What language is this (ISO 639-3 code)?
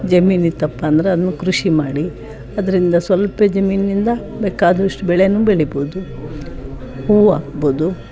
kan